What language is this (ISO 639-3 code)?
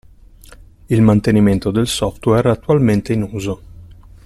ita